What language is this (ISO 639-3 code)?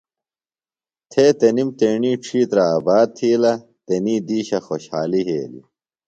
phl